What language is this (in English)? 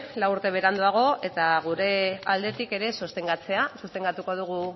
Basque